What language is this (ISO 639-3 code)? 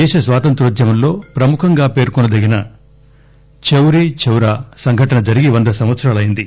tel